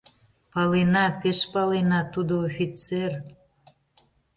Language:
Mari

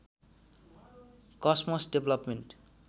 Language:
Nepali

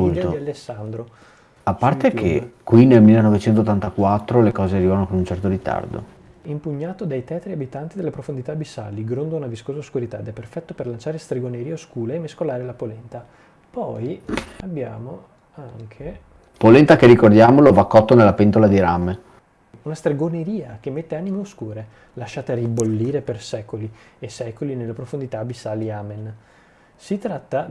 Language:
Italian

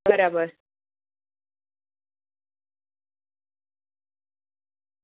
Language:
Gujarati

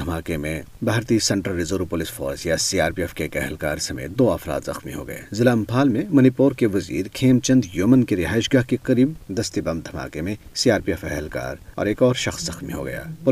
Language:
Urdu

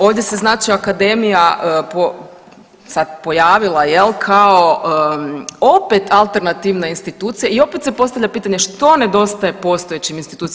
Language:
Croatian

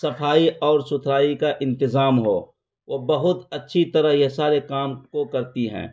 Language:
Urdu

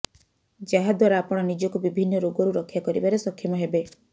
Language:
Odia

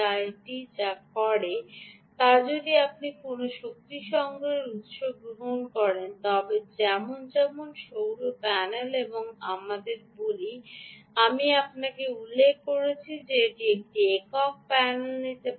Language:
Bangla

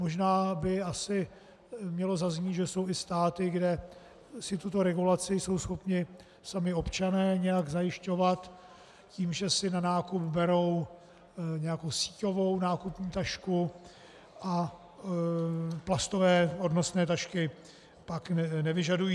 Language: Czech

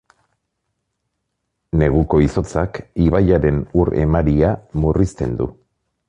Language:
Basque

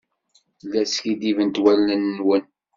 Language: Kabyle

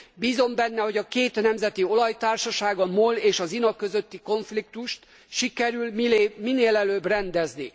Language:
Hungarian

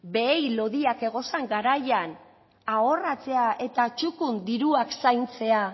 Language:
Basque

